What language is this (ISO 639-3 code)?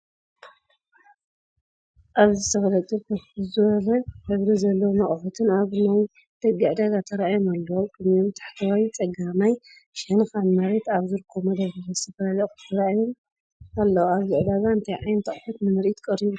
tir